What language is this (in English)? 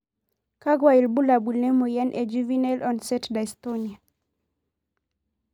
Masai